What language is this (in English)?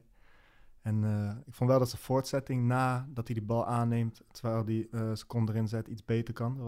Dutch